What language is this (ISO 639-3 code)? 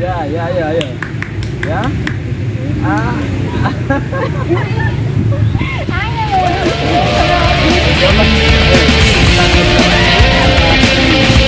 ind